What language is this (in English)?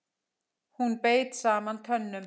Icelandic